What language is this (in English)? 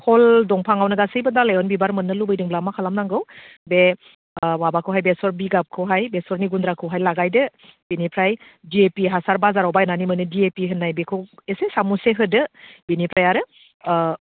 Bodo